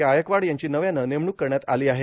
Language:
Marathi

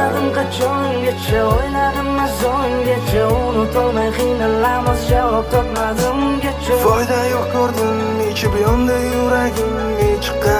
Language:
Turkish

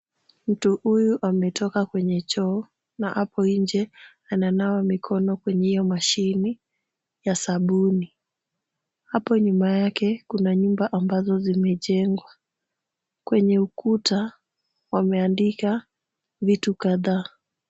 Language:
Swahili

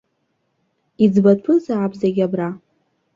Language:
Abkhazian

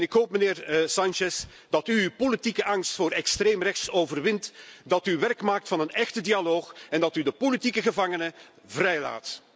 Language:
Dutch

